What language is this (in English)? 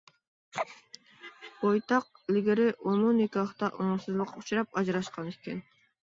Uyghur